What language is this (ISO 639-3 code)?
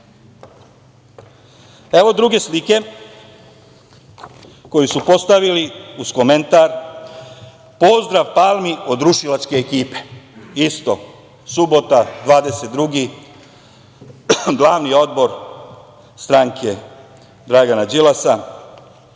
srp